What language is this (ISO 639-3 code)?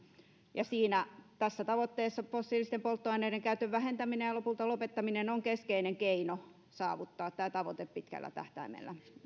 fin